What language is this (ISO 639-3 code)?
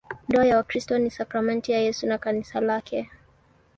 swa